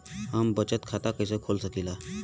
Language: Bhojpuri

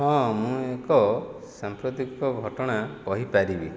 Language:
Odia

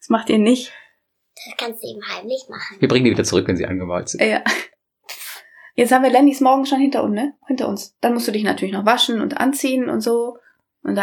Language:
German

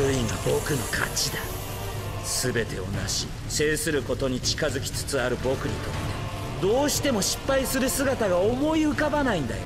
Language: Japanese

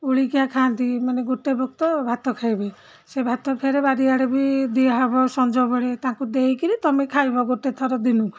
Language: Odia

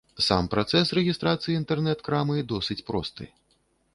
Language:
Belarusian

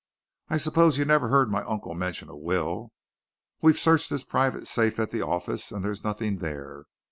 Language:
English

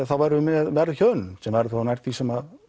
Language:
Icelandic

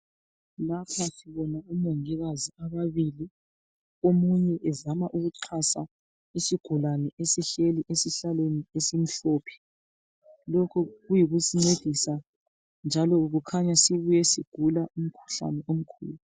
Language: North Ndebele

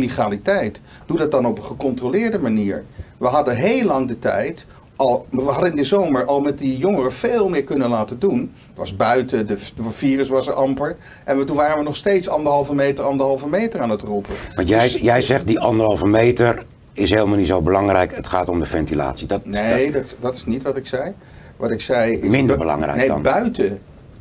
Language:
Dutch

